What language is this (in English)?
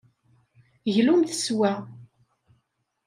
Kabyle